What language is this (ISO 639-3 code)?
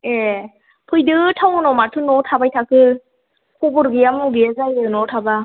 brx